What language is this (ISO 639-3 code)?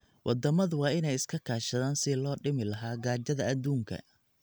som